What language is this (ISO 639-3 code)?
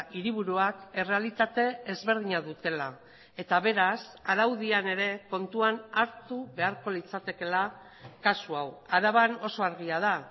eus